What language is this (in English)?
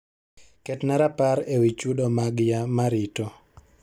Luo (Kenya and Tanzania)